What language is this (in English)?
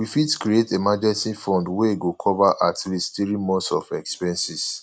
Nigerian Pidgin